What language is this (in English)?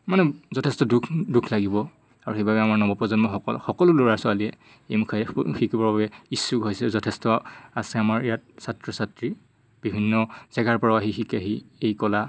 Assamese